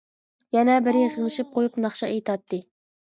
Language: Uyghur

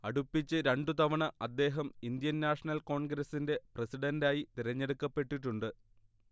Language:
Malayalam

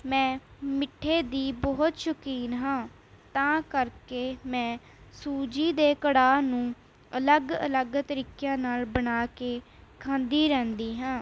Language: Punjabi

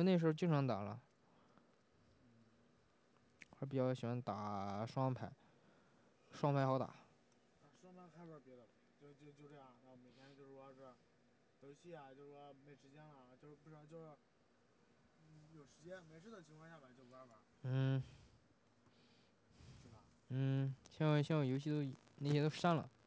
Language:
Chinese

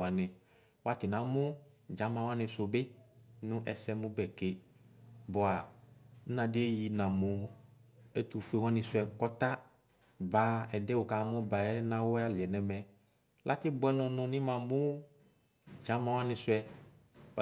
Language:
Ikposo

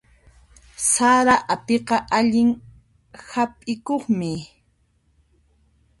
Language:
Puno Quechua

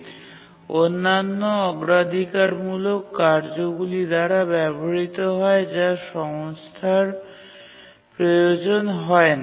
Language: Bangla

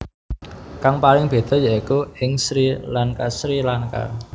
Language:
Javanese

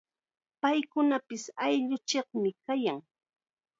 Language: Chiquián Ancash Quechua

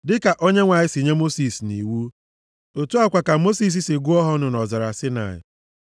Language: Igbo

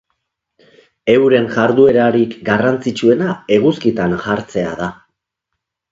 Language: Basque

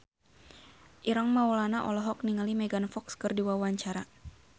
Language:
Sundanese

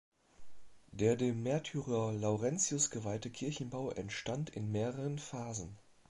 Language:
German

